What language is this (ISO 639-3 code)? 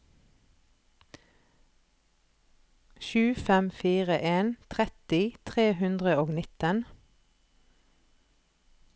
nor